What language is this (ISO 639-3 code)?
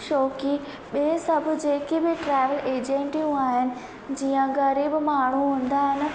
snd